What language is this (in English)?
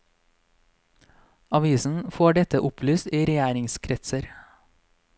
Norwegian